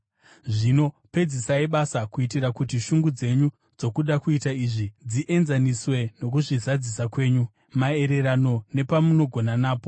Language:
Shona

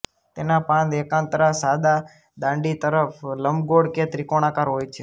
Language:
Gujarati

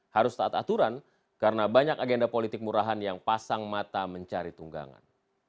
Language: Indonesian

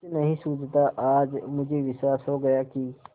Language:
Hindi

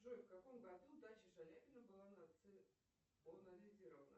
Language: Russian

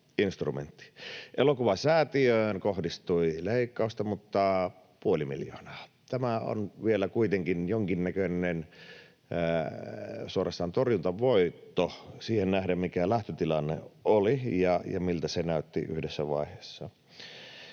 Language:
Finnish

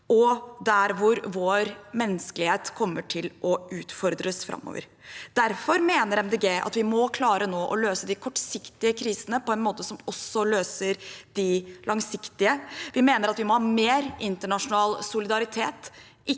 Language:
Norwegian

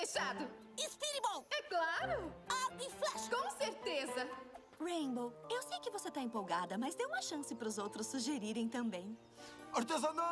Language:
Portuguese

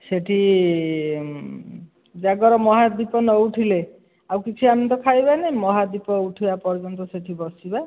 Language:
Odia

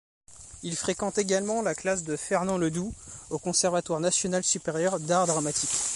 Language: French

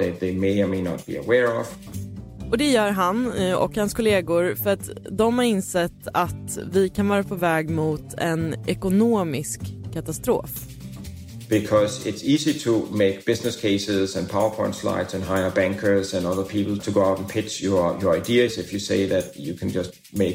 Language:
Swedish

